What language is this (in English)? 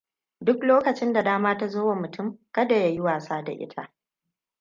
Hausa